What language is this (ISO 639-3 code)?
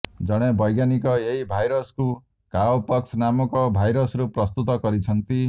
ori